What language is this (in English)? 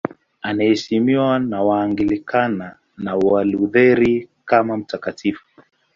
Swahili